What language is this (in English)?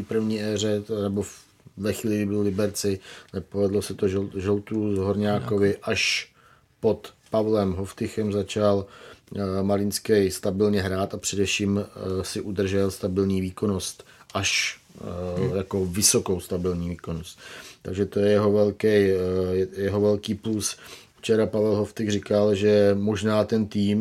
Czech